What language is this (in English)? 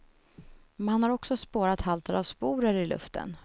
Swedish